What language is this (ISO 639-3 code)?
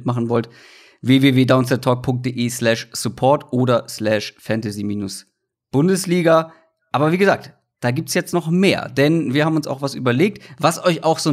deu